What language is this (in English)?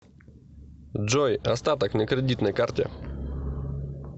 Russian